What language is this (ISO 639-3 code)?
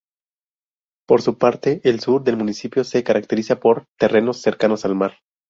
spa